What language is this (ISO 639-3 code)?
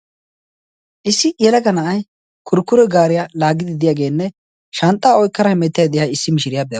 wal